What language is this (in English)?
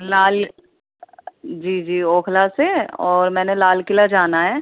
Urdu